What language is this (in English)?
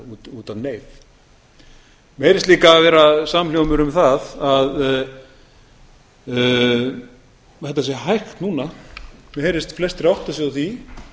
Icelandic